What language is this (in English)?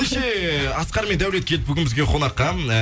Kazakh